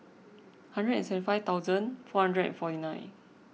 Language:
English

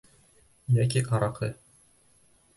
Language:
Bashkir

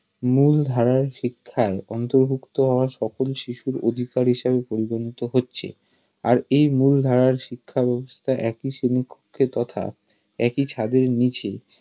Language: Bangla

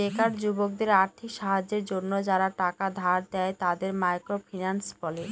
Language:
Bangla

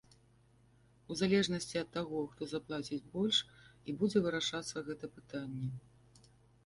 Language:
Belarusian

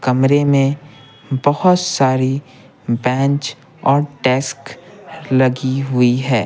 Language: Hindi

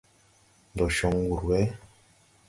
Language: Tupuri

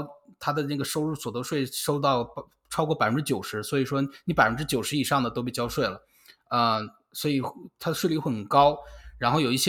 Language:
Chinese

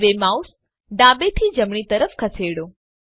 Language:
Gujarati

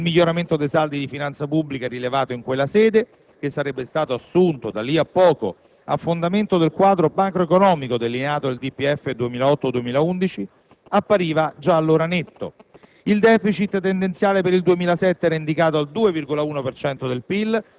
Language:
Italian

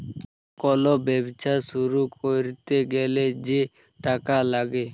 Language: Bangla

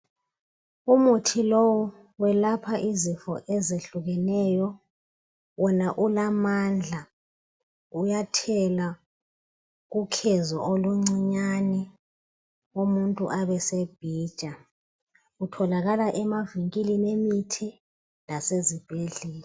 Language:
North Ndebele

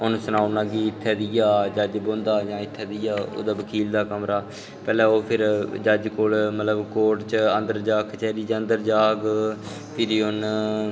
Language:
Dogri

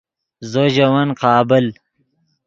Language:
Yidgha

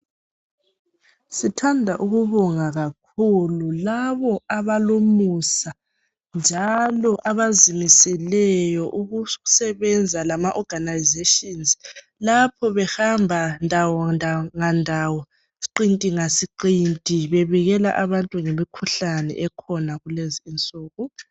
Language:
North Ndebele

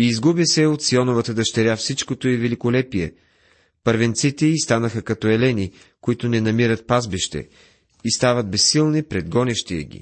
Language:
Bulgarian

